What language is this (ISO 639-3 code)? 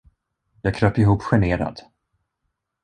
swe